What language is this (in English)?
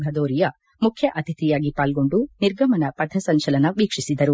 Kannada